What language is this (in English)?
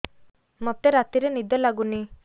Odia